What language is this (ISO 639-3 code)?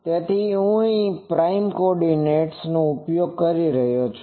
guj